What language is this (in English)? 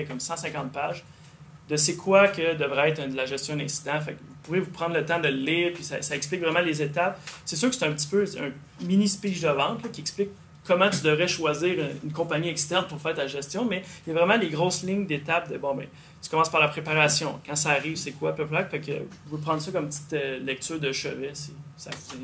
French